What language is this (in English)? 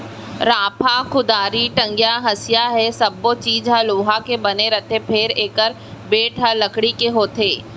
Chhattisgarhi